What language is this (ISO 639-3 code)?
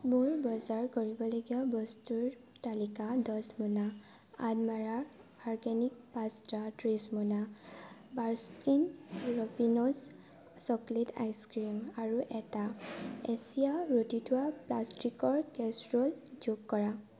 asm